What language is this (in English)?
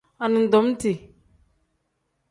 Tem